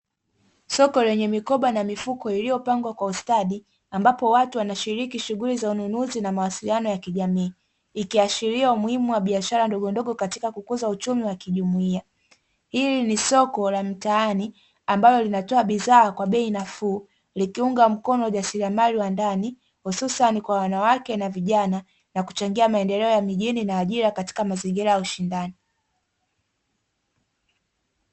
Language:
Swahili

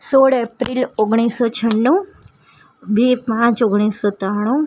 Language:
Gujarati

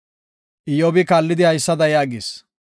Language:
Gofa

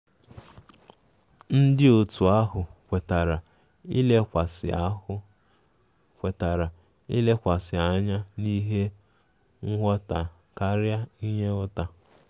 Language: Igbo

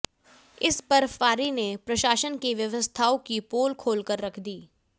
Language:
Hindi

